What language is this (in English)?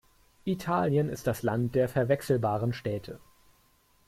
German